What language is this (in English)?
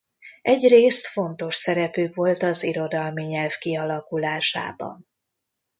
Hungarian